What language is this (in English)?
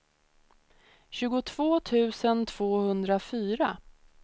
Swedish